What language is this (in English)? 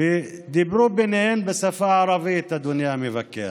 Hebrew